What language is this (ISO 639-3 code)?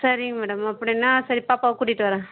tam